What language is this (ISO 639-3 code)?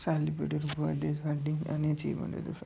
doi